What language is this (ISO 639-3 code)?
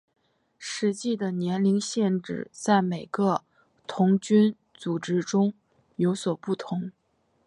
zho